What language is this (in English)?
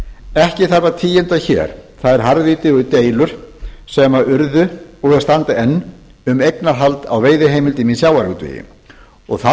Icelandic